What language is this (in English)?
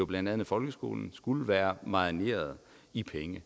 Danish